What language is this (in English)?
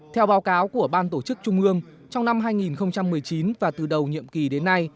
Vietnamese